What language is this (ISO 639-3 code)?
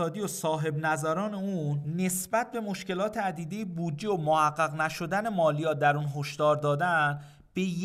fas